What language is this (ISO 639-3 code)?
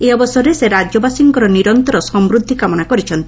ori